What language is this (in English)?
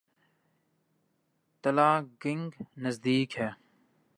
Urdu